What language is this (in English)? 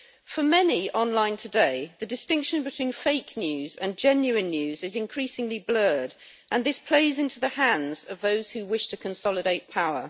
English